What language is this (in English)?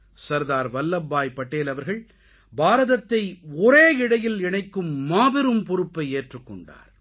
Tamil